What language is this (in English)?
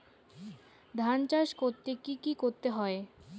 Bangla